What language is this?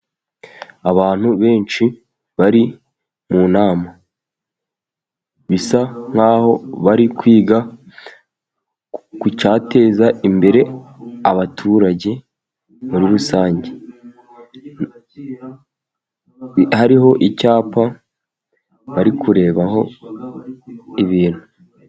Kinyarwanda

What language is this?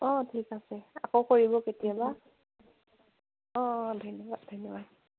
Assamese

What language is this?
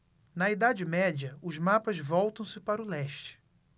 Portuguese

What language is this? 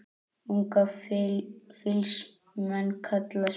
Icelandic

